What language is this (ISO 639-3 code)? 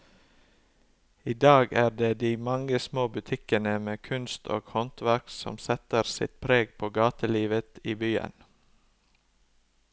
nor